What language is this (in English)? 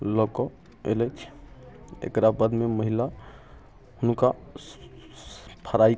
Maithili